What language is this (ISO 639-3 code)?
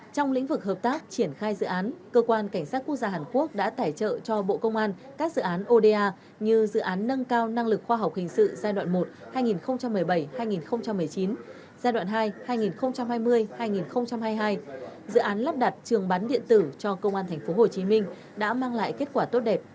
vie